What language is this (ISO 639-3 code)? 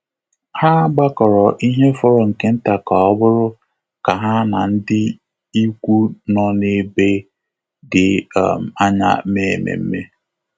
ibo